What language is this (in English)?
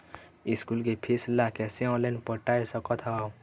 Chhattisgarhi